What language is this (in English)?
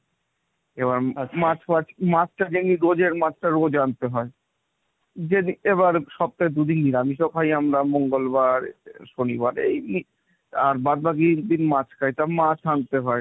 Bangla